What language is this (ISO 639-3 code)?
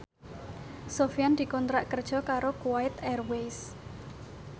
jav